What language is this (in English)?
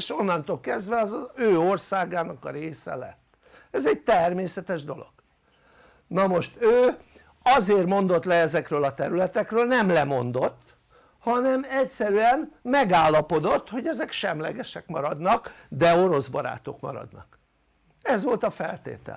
Hungarian